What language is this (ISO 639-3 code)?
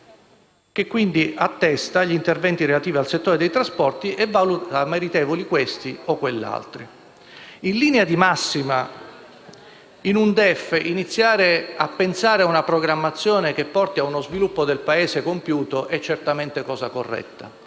ita